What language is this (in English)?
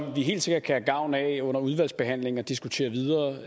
Danish